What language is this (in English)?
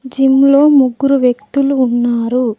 Telugu